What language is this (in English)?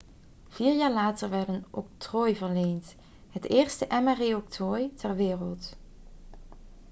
Dutch